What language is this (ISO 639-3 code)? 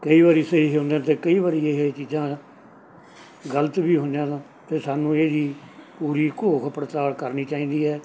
pan